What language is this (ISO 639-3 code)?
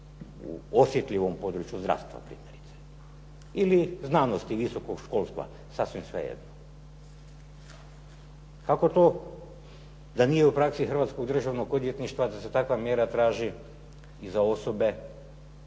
hrv